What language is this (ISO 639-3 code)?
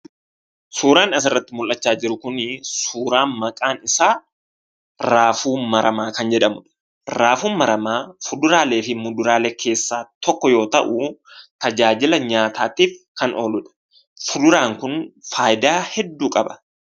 orm